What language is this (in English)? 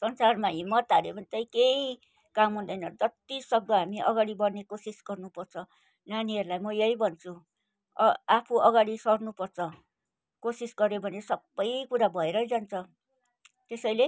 Nepali